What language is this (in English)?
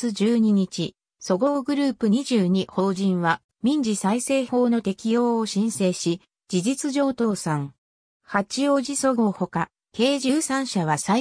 Japanese